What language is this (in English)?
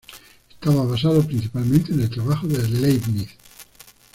Spanish